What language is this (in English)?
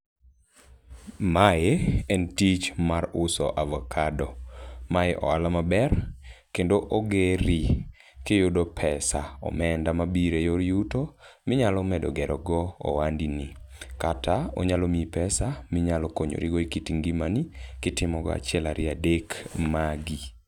Luo (Kenya and Tanzania)